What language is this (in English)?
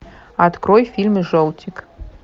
Russian